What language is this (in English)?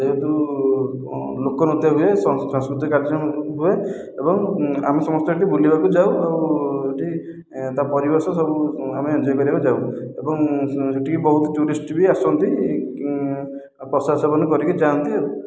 Odia